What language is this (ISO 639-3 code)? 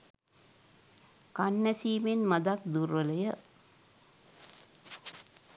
sin